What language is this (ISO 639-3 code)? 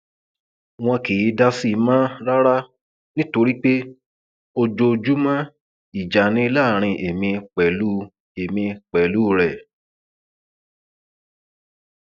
yor